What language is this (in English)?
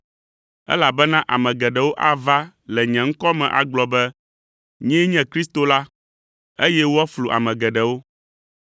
Ewe